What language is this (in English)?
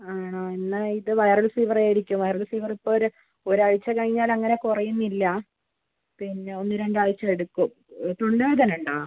Malayalam